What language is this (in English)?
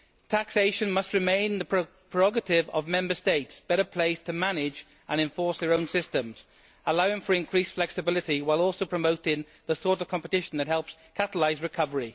English